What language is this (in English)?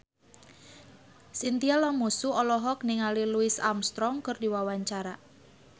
Sundanese